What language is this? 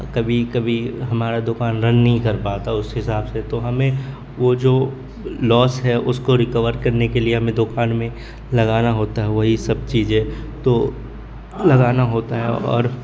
Urdu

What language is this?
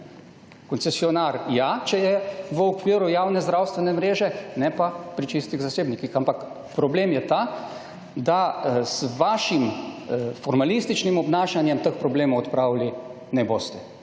Slovenian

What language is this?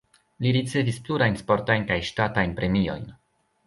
Esperanto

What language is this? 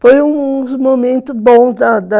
Portuguese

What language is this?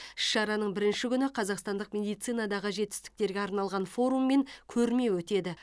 Kazakh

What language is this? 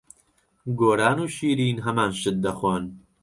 Central Kurdish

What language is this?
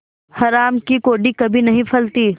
Hindi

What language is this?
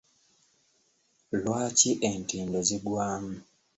Ganda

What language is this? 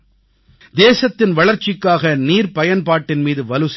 Tamil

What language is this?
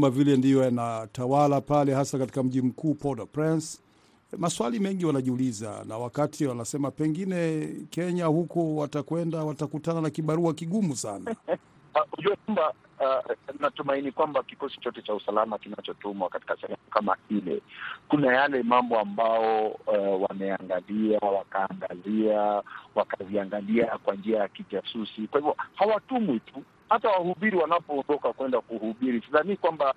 Swahili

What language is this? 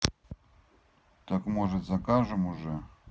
Russian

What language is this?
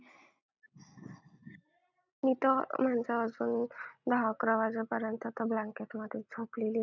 Marathi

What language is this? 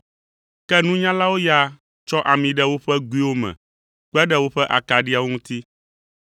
Ewe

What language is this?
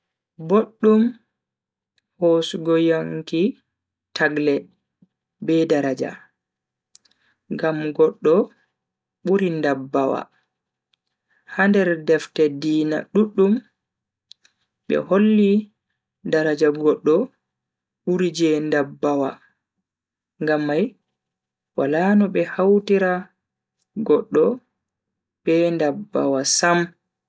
Bagirmi Fulfulde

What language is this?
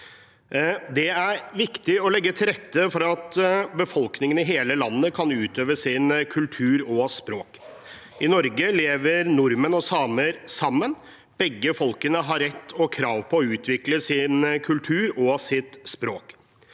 Norwegian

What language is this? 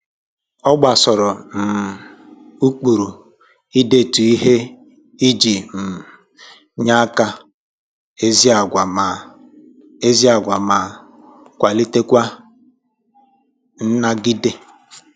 Igbo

